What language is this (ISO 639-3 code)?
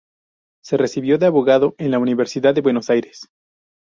spa